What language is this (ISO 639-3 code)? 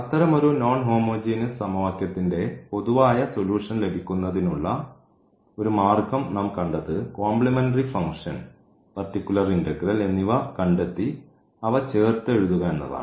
mal